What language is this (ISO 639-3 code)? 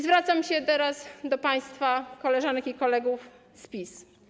pol